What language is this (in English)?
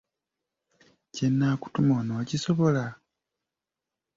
Ganda